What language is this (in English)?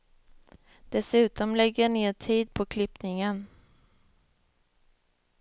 Swedish